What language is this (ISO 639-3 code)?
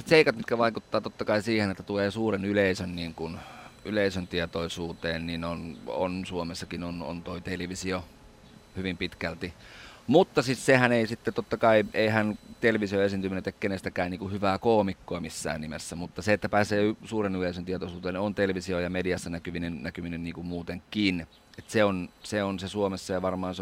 fin